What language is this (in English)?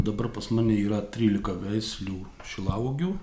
Lithuanian